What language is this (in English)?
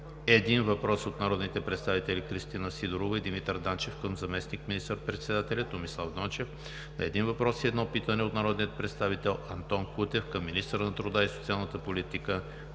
Bulgarian